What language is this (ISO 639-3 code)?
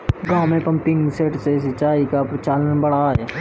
hin